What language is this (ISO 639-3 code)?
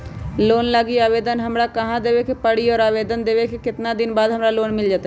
mag